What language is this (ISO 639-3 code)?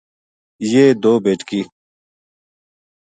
gju